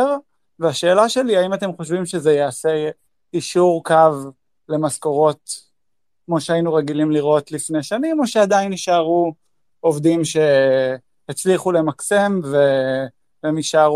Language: Hebrew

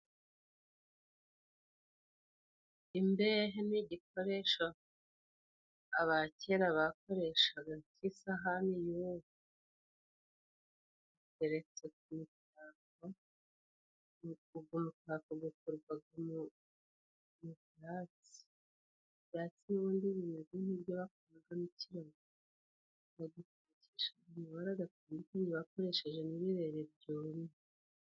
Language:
Kinyarwanda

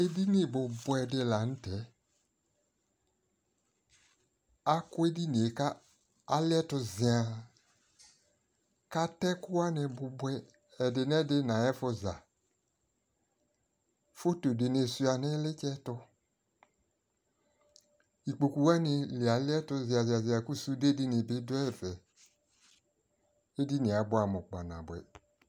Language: Ikposo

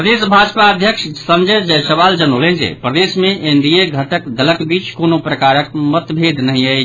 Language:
Maithili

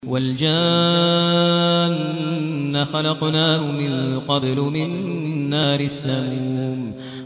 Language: Arabic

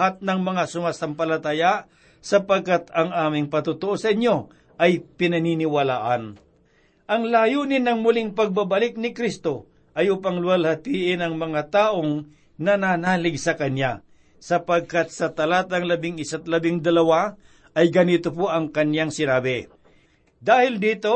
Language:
Filipino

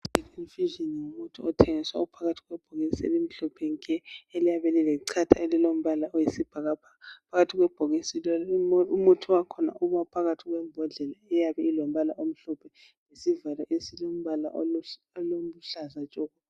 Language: North Ndebele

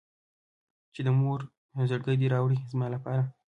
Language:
Pashto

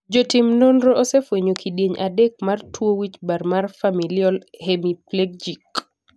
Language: Luo (Kenya and Tanzania)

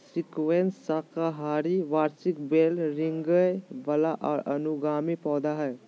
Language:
Magahi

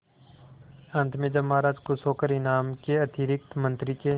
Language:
Hindi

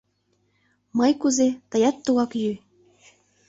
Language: Mari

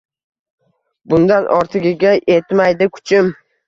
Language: Uzbek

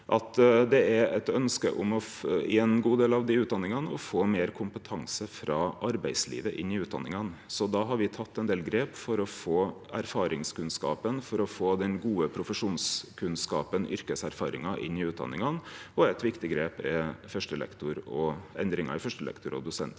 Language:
Norwegian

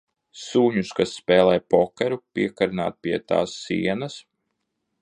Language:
Latvian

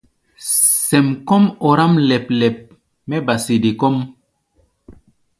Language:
Gbaya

